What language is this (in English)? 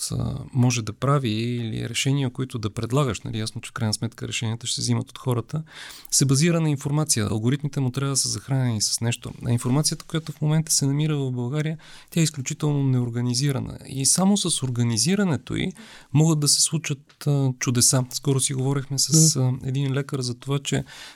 Bulgarian